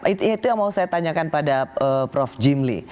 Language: Indonesian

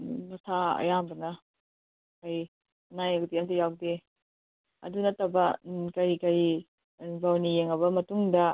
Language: Manipuri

